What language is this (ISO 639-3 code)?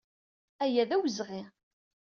kab